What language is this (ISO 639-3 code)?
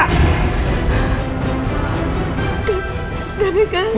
ind